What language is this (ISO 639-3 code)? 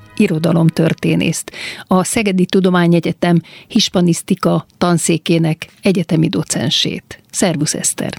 hun